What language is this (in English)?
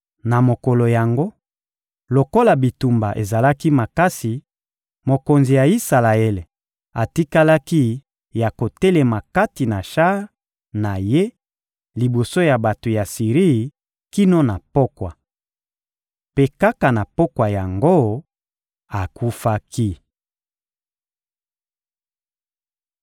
Lingala